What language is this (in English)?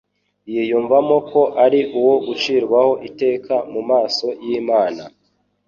Kinyarwanda